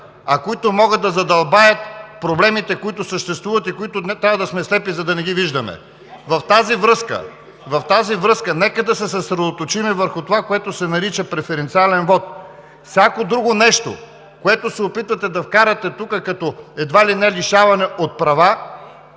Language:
Bulgarian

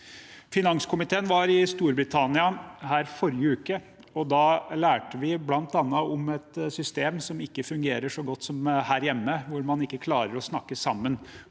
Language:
Norwegian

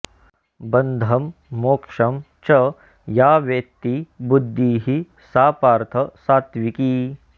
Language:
Sanskrit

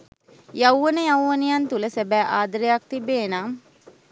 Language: Sinhala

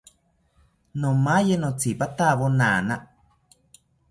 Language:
South Ucayali Ashéninka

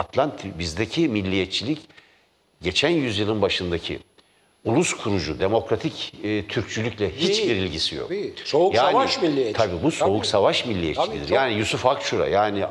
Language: Turkish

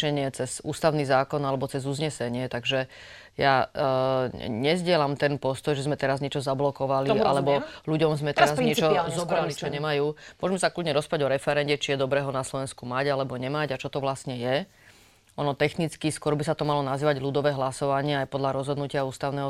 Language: Slovak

